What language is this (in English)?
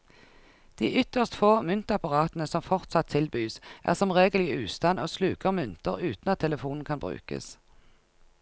Norwegian